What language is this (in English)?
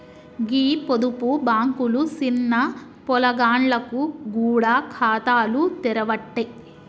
Telugu